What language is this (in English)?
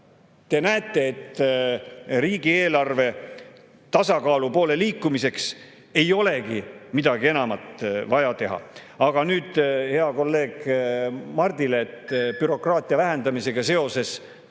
Estonian